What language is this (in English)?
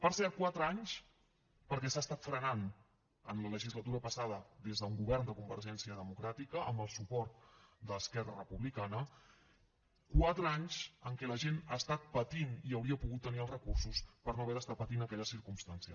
Catalan